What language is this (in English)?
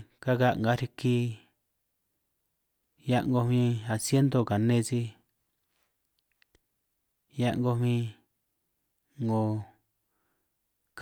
San Martín Itunyoso Triqui